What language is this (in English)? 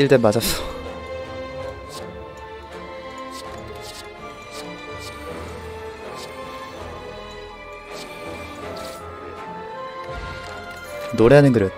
Korean